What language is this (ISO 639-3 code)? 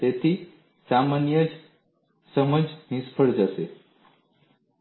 guj